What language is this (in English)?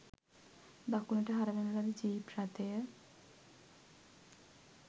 Sinhala